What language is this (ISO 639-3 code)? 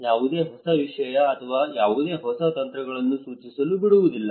kan